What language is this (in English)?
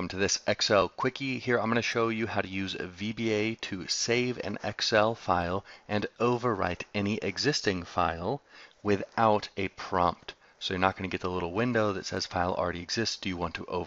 English